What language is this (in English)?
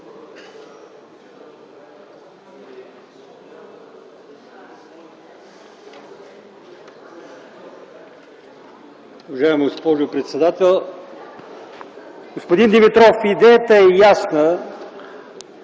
Bulgarian